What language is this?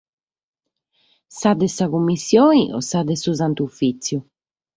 Sardinian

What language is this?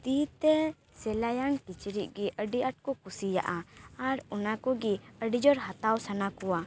Santali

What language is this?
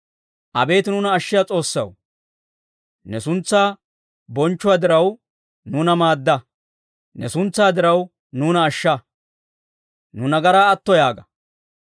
Dawro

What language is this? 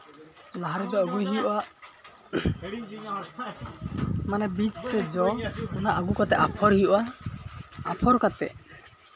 Santali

